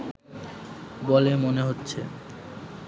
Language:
Bangla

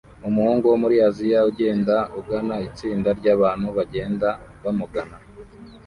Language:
Kinyarwanda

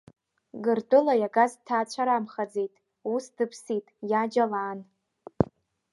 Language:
Abkhazian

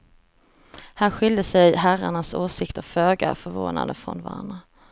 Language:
Swedish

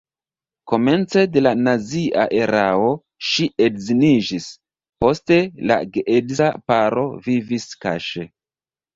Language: Esperanto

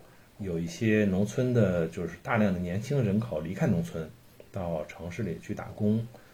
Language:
Chinese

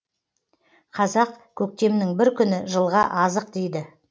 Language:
Kazakh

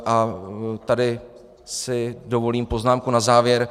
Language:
Czech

